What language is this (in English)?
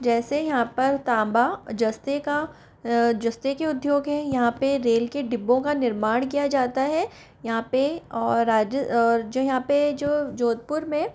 Hindi